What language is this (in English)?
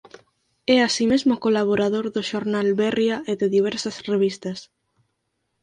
Galician